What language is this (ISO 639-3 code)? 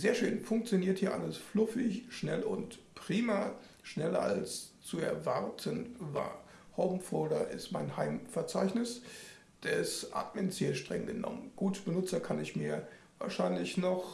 deu